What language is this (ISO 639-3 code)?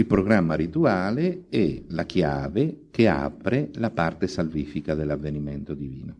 ita